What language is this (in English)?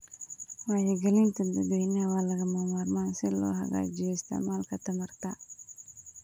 Somali